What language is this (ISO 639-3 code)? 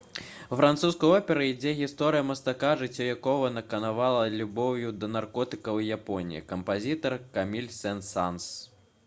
bel